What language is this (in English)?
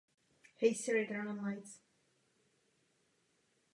Czech